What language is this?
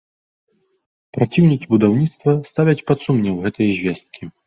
Belarusian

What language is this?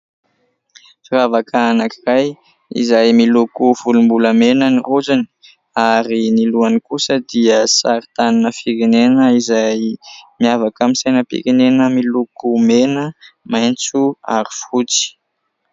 Malagasy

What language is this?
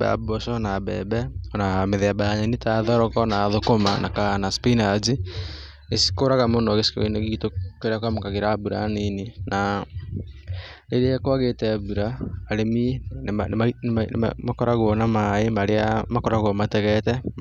Kikuyu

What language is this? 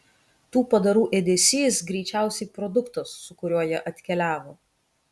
Lithuanian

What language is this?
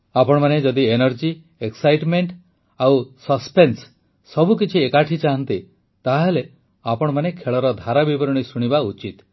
Odia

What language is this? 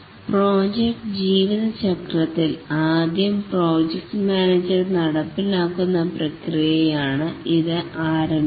Malayalam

